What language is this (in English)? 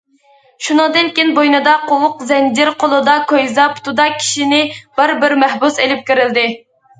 Uyghur